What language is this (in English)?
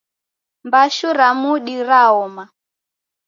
Taita